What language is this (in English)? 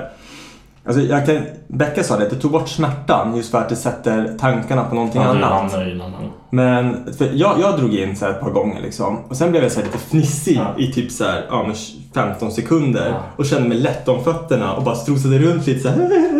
Swedish